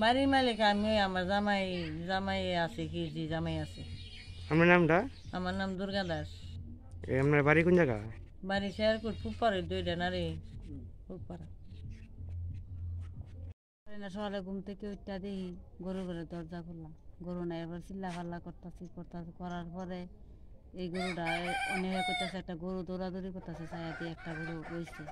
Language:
Romanian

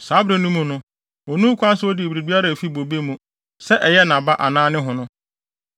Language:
Akan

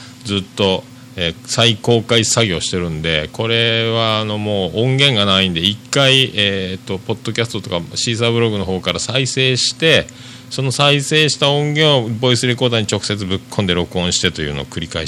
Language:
Japanese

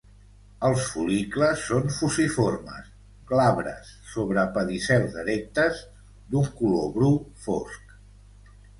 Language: Catalan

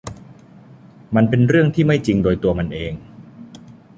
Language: Thai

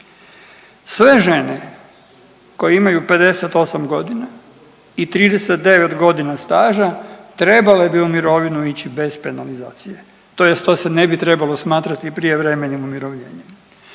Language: Croatian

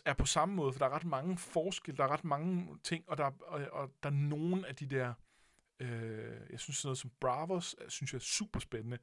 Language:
Danish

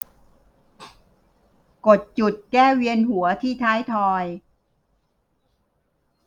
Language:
Thai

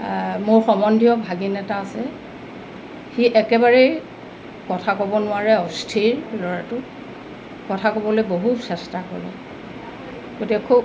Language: Assamese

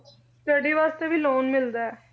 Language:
Punjabi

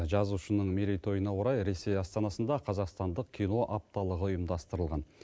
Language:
Kazakh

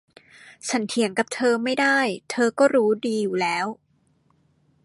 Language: Thai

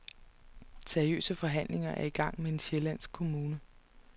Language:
Danish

